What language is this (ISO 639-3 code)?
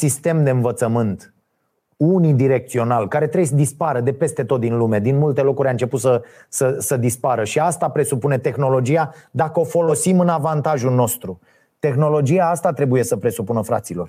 ron